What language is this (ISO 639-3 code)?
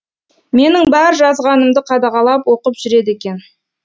kaz